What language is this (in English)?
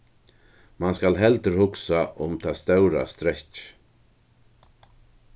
Faroese